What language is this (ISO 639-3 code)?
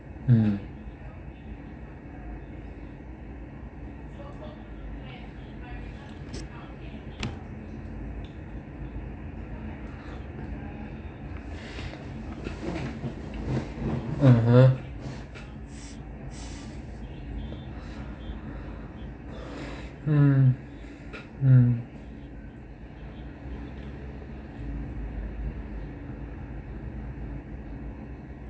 eng